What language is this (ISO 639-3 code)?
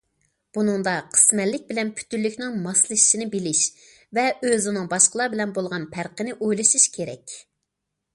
uig